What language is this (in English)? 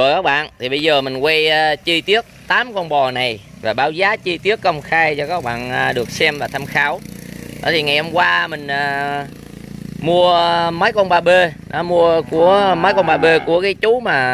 Vietnamese